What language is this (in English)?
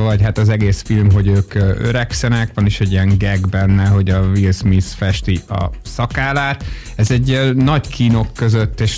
Hungarian